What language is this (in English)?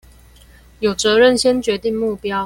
Chinese